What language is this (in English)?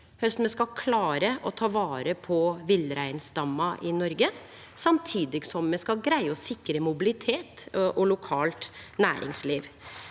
Norwegian